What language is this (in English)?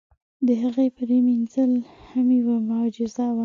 Pashto